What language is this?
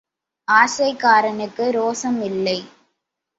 Tamil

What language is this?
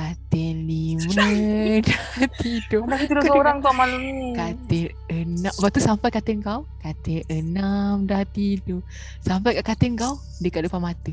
Malay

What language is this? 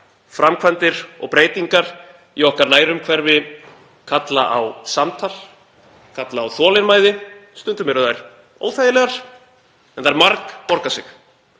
Icelandic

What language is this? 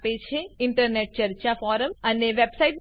Gujarati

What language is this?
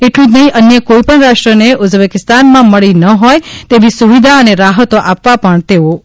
Gujarati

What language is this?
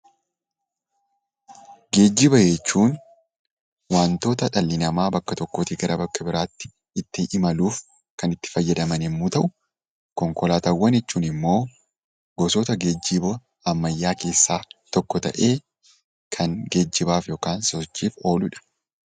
Oromo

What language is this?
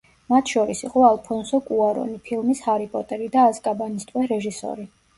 Georgian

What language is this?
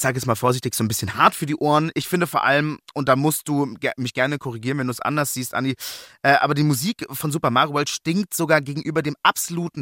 German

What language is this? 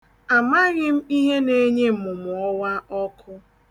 Igbo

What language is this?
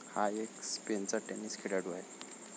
Marathi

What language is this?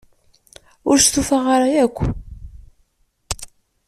Kabyle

